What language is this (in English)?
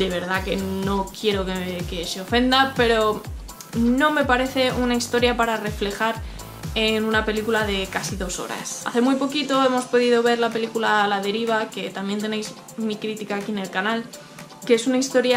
Spanish